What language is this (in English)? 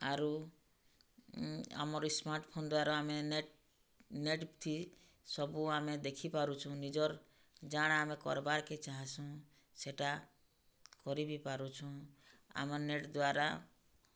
Odia